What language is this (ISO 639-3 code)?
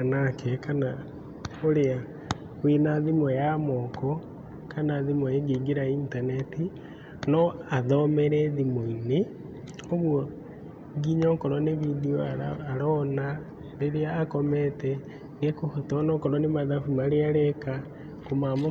kik